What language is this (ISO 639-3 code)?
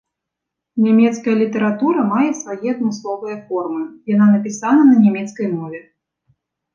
bel